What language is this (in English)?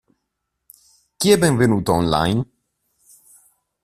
Italian